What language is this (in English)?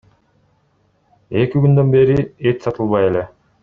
Kyrgyz